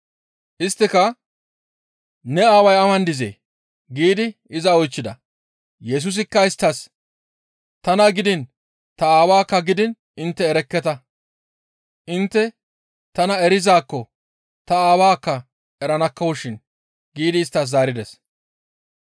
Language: Gamo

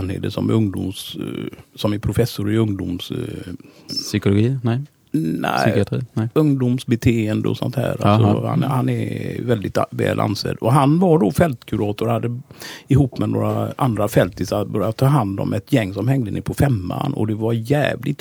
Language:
Swedish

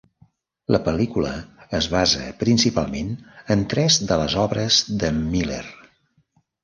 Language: Catalan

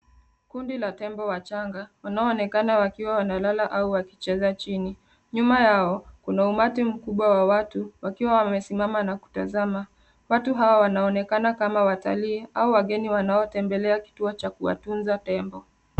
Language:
Swahili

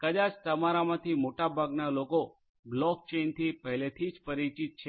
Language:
Gujarati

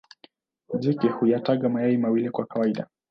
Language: Swahili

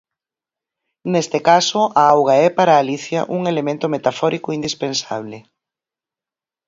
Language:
Galician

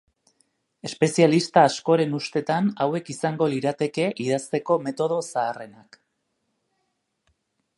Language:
Basque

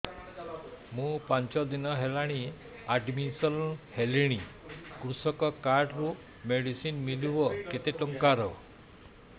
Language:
Odia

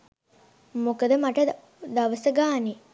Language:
Sinhala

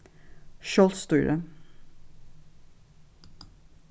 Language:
Faroese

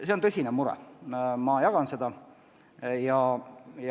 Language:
Estonian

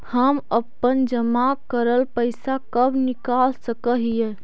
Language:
Magahi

